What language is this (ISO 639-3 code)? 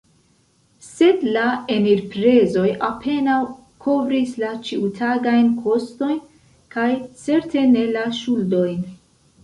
epo